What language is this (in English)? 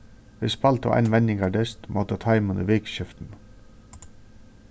Faroese